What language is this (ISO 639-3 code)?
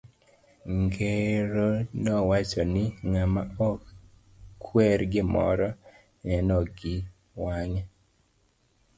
luo